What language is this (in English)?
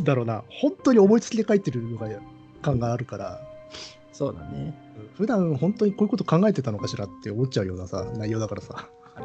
Japanese